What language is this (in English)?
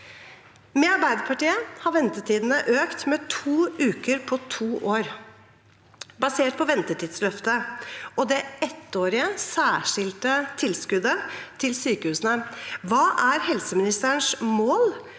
Norwegian